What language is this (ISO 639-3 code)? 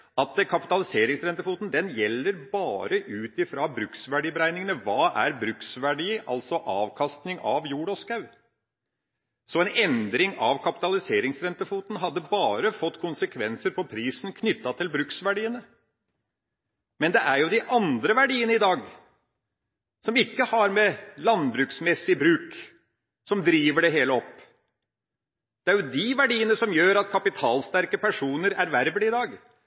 nob